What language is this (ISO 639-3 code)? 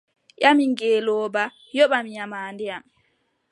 fub